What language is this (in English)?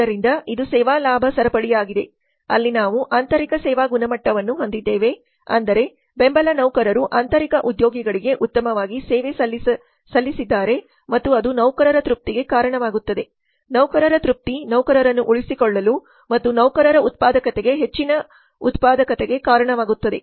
Kannada